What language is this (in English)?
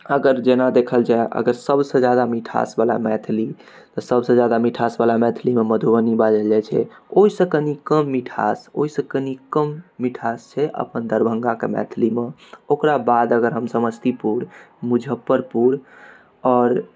Maithili